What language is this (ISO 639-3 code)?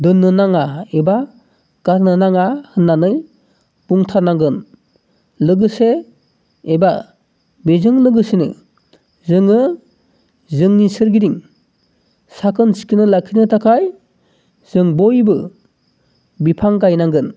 brx